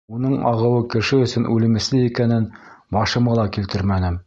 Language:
Bashkir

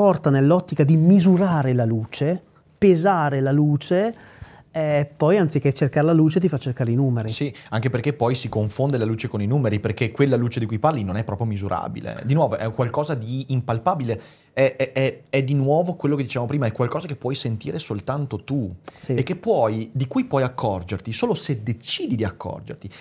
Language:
Italian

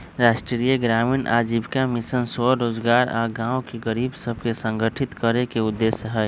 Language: Magahi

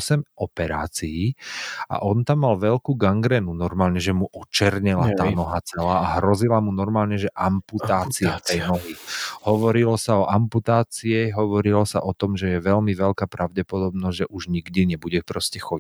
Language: Slovak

